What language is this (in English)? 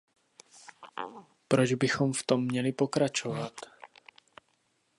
Czech